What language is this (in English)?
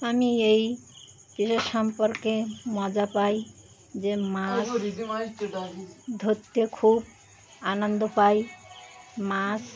Bangla